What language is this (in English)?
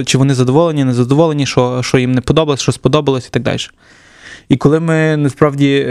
Ukrainian